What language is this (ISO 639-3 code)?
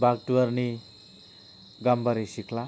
brx